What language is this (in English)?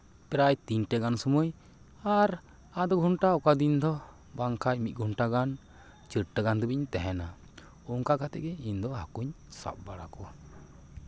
Santali